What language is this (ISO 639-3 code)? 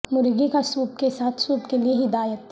urd